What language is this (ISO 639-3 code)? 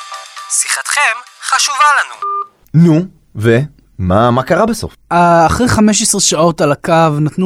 heb